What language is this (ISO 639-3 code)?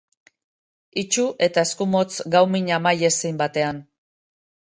eus